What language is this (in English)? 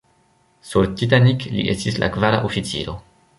Esperanto